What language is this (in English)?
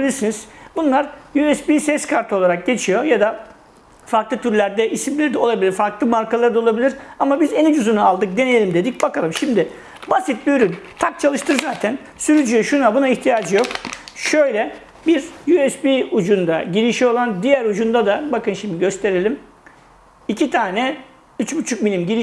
Turkish